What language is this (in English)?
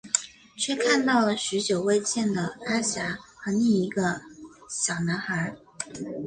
Chinese